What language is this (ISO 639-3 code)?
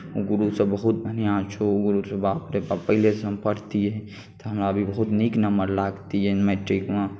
mai